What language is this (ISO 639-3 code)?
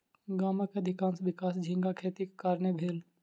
mai